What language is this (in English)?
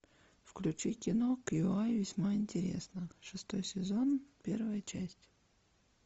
Russian